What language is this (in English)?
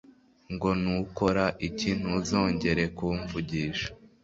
Kinyarwanda